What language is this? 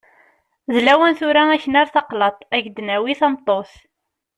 Kabyle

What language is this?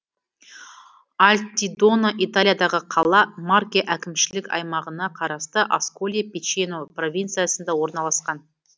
Kazakh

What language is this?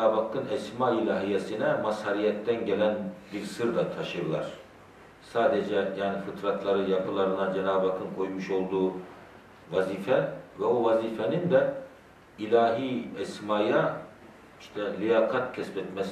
Turkish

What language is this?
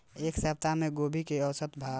Bhojpuri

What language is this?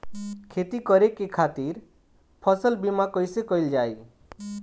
Bhojpuri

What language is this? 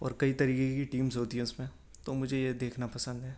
Urdu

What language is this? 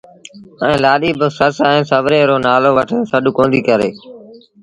Sindhi Bhil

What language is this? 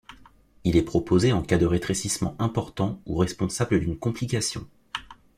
French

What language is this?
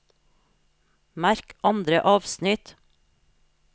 Norwegian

